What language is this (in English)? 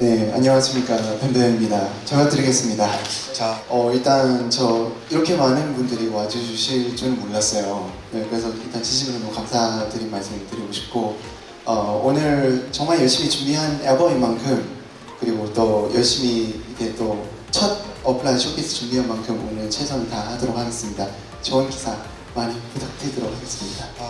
Korean